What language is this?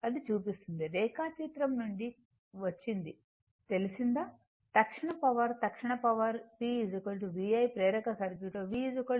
Telugu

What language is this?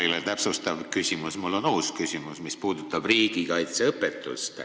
Estonian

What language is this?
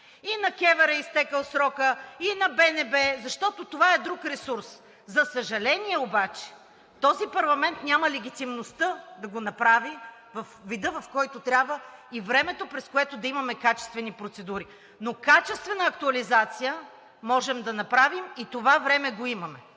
Bulgarian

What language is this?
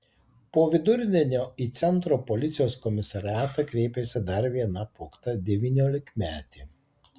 Lithuanian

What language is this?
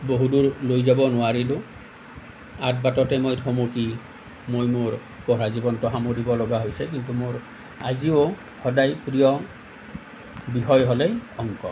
Assamese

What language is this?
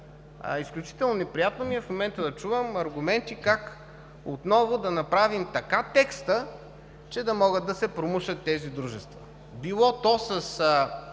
Bulgarian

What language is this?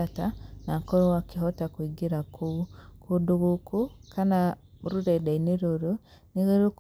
Kikuyu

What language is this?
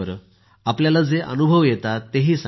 Marathi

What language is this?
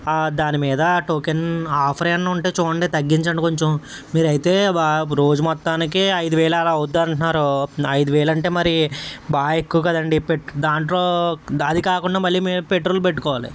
Telugu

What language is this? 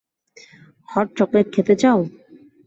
Bangla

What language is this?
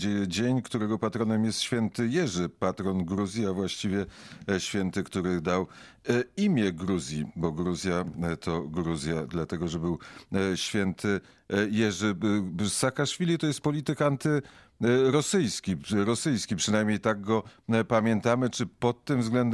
Polish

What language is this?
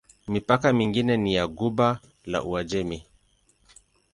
Swahili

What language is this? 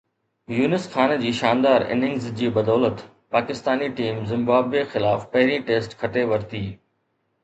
Sindhi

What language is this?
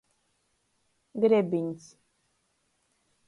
Latgalian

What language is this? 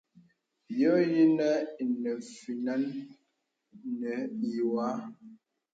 Bebele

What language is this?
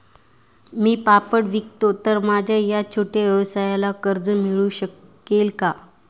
Marathi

